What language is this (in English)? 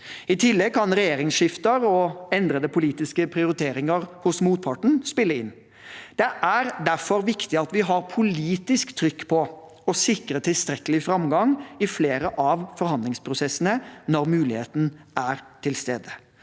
Norwegian